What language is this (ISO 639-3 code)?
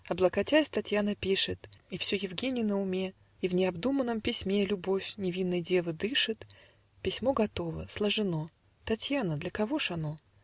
rus